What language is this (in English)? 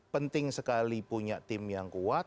Indonesian